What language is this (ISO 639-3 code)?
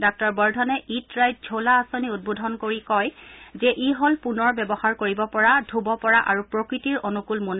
asm